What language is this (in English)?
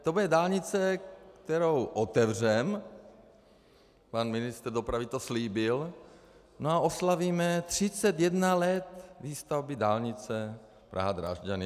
Czech